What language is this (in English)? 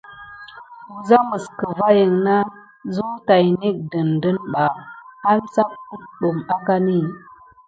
Gidar